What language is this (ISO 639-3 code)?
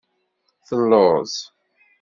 kab